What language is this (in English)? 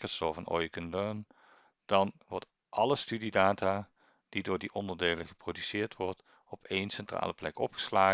Dutch